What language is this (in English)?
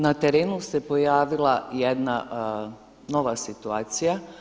Croatian